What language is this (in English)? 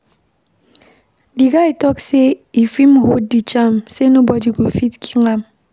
Nigerian Pidgin